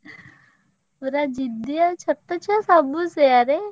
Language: Odia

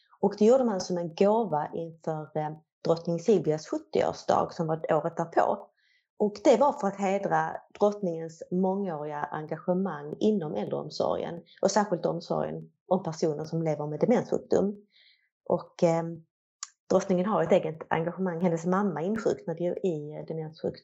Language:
Swedish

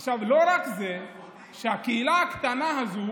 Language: Hebrew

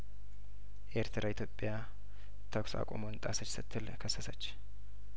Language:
Amharic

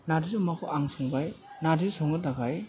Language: Bodo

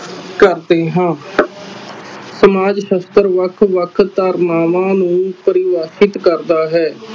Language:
Punjabi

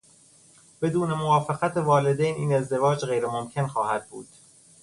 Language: Persian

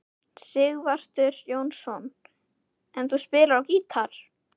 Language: Icelandic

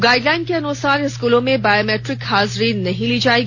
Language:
Hindi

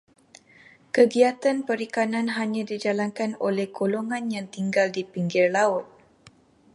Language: Malay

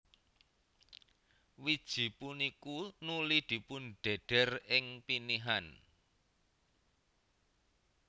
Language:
Javanese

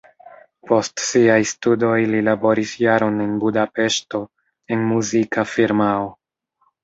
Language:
Esperanto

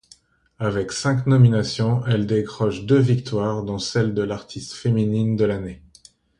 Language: French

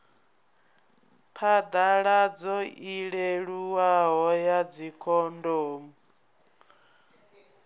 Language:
Venda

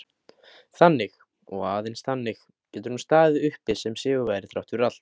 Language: Icelandic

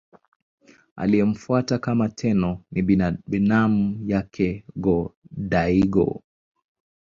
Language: Swahili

